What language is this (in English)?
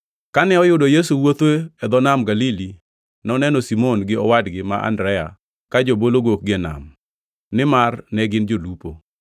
Luo (Kenya and Tanzania)